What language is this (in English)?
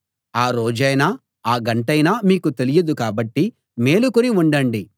Telugu